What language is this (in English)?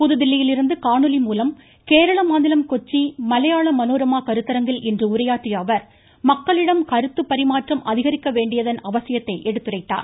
Tamil